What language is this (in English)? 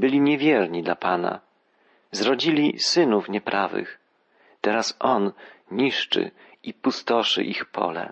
Polish